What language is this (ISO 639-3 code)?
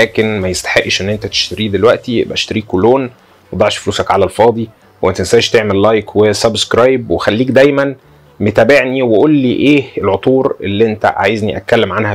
ara